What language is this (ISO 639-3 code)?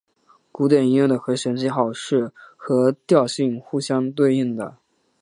zho